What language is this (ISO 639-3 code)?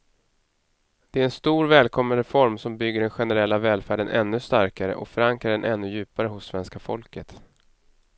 swe